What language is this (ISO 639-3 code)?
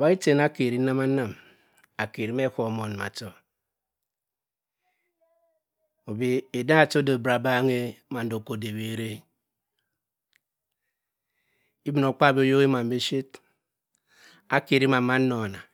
mfn